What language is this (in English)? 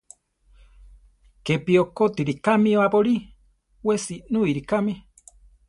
Central Tarahumara